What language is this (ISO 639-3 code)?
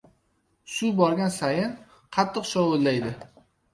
uzb